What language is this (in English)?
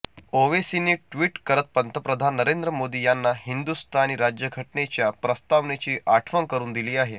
Marathi